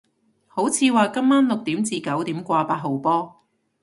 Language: Cantonese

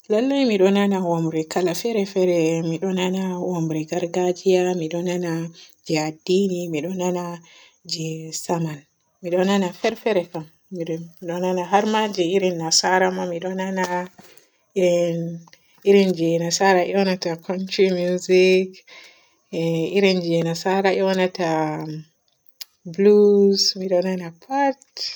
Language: Borgu Fulfulde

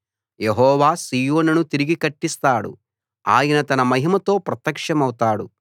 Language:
Telugu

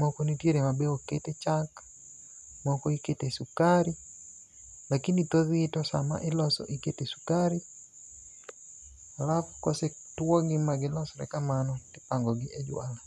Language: Luo (Kenya and Tanzania)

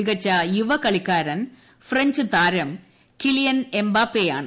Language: Malayalam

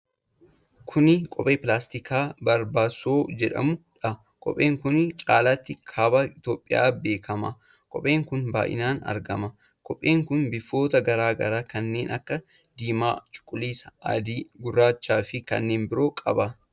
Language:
Oromo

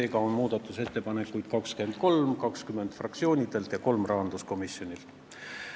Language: Estonian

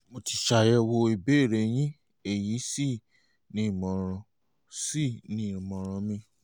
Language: Yoruba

